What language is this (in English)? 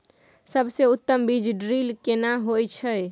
Maithili